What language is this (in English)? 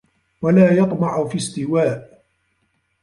Arabic